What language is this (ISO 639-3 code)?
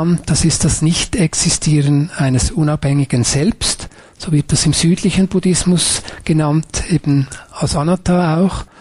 deu